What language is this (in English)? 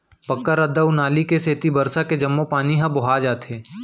Chhattisgarhi